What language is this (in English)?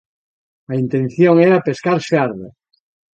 Galician